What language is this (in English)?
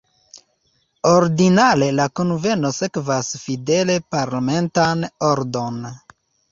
Esperanto